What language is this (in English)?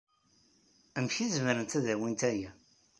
Kabyle